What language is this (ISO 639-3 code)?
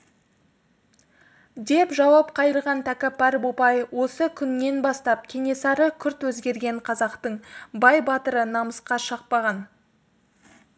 kaz